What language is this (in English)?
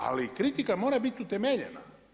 Croatian